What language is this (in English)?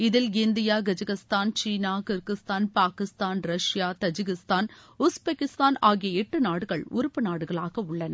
Tamil